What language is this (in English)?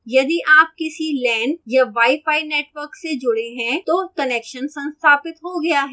Hindi